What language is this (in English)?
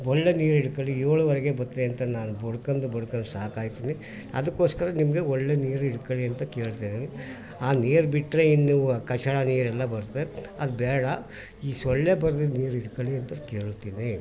Kannada